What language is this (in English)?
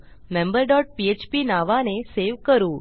Marathi